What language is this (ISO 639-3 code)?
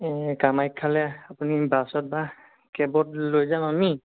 asm